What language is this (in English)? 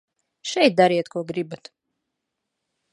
Latvian